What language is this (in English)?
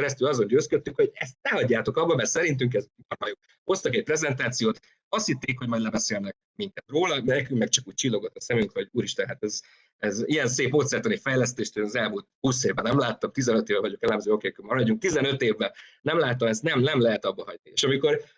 Hungarian